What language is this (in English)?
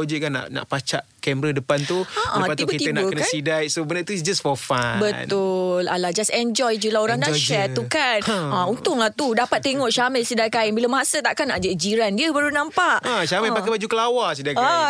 Malay